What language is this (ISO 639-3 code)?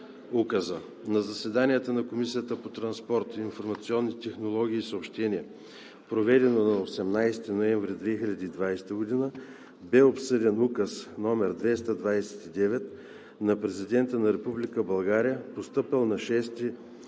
bul